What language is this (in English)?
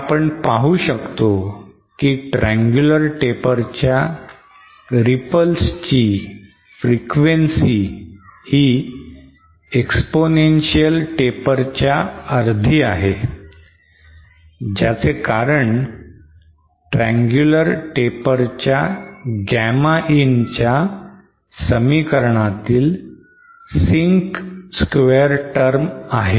Marathi